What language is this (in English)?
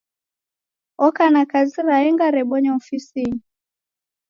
Taita